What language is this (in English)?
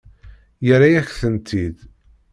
Kabyle